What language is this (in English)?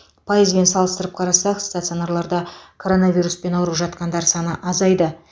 Kazakh